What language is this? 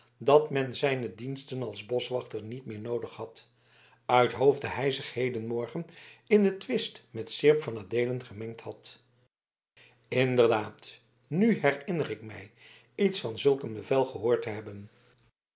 Dutch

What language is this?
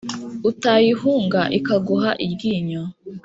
Kinyarwanda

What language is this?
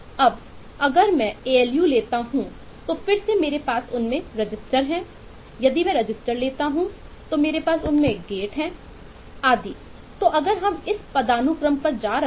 Hindi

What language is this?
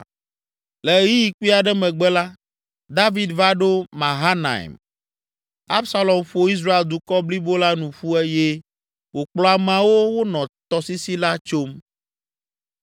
Ewe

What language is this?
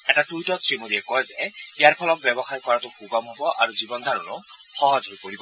Assamese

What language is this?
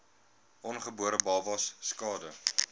Afrikaans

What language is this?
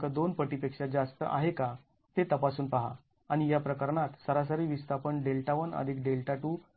Marathi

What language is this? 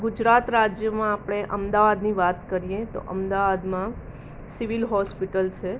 Gujarati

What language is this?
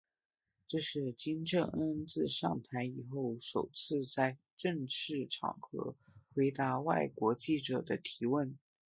Chinese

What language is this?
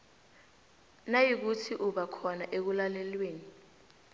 South Ndebele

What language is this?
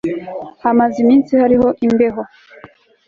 Kinyarwanda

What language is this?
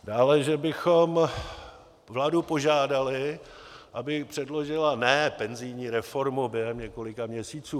Czech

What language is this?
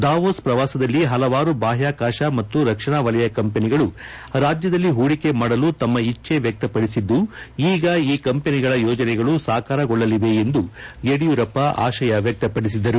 Kannada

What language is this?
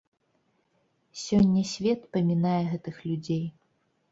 Belarusian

